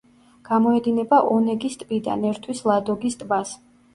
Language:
Georgian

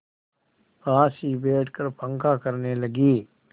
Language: Hindi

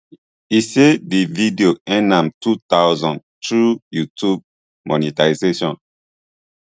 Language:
Nigerian Pidgin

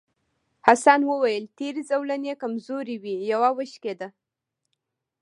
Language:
Pashto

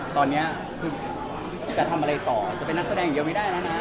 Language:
Thai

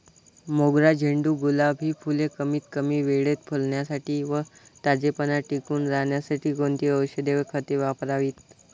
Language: Marathi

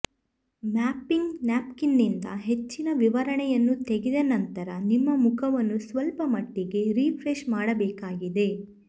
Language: Kannada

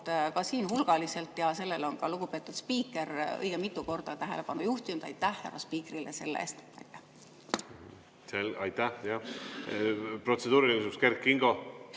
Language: Estonian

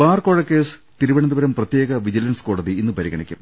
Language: Malayalam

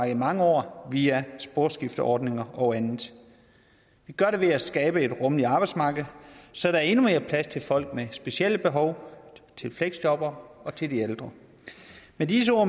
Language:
Danish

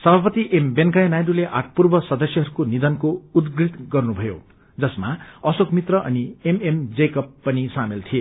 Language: Nepali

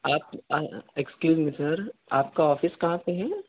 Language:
Urdu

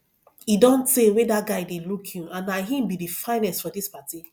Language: Nigerian Pidgin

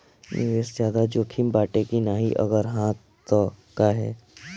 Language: Bhojpuri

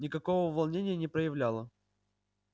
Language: Russian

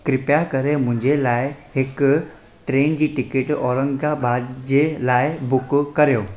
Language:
Sindhi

